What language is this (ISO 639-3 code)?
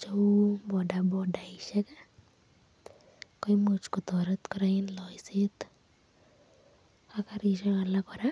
kln